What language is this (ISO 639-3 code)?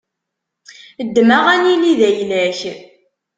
kab